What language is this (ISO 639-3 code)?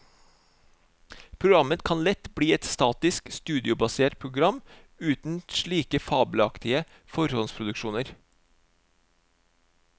nor